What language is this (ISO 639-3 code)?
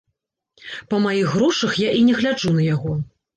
bel